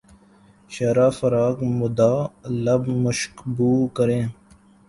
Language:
Urdu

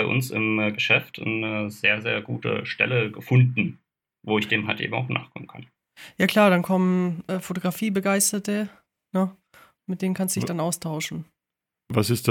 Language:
German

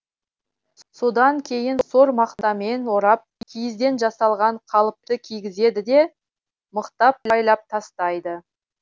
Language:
Kazakh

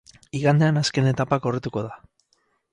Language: Basque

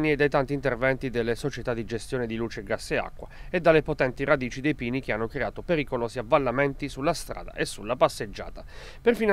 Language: Italian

